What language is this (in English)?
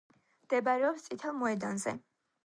Georgian